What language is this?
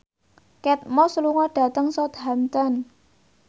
Javanese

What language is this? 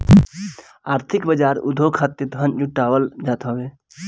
Bhojpuri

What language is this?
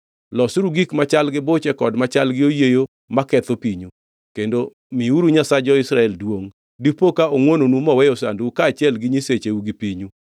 Luo (Kenya and Tanzania)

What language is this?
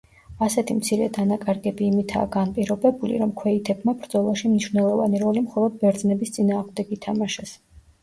Georgian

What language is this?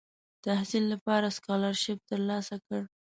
Pashto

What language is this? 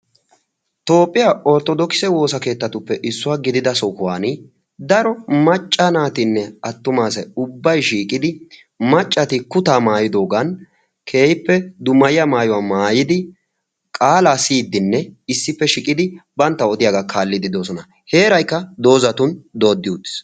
Wolaytta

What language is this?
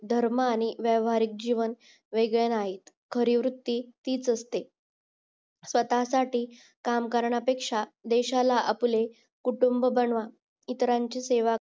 Marathi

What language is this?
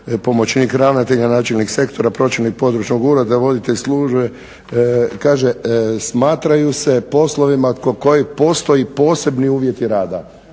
Croatian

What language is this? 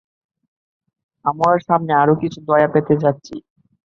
Bangla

